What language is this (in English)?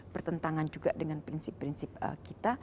Indonesian